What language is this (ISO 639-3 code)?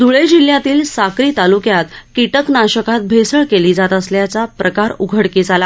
mar